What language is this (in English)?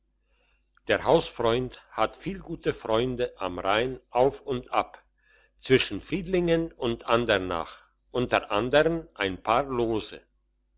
German